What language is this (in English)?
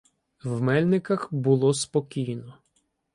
Ukrainian